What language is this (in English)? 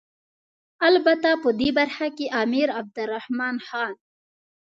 Pashto